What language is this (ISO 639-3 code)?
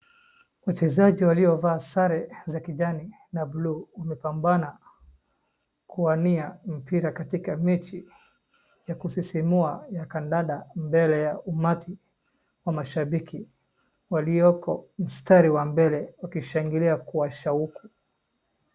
swa